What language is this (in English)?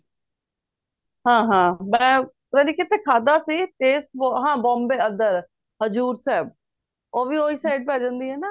Punjabi